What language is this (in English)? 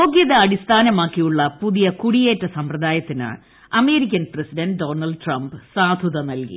Malayalam